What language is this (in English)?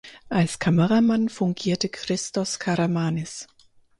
German